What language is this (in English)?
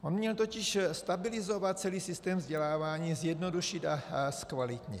Czech